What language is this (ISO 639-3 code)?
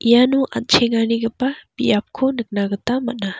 grt